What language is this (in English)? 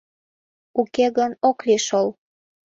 Mari